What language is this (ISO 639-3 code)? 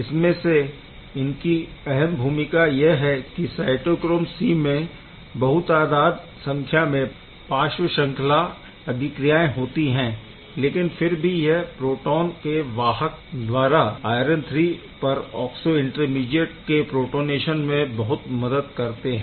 hin